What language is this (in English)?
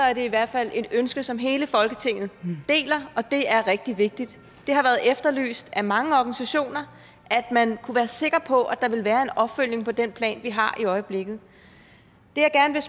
Danish